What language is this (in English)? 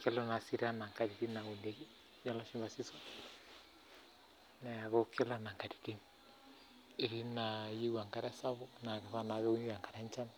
Masai